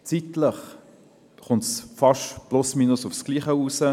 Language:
Swiss German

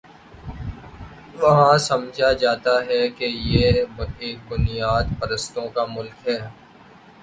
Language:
Urdu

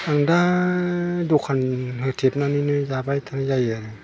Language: Bodo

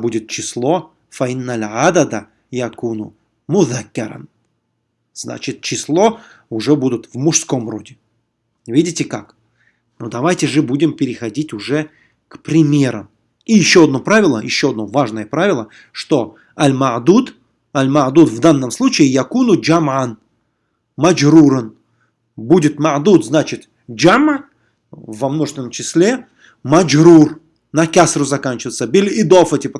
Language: Russian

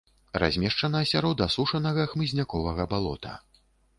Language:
Belarusian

